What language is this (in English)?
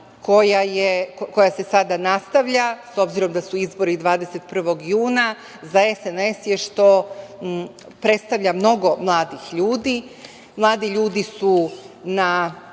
Serbian